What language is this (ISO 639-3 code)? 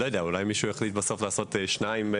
heb